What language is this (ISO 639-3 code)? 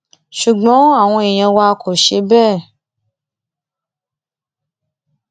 yor